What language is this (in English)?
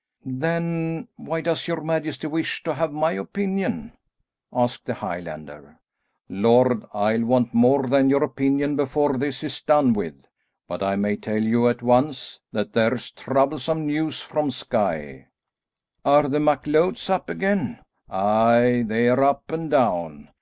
English